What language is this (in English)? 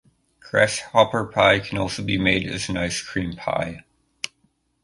English